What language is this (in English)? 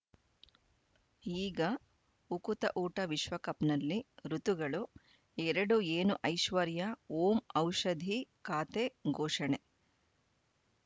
Kannada